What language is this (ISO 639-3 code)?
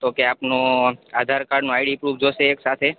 guj